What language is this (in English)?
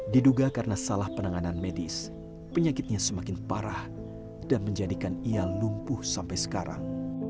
Indonesian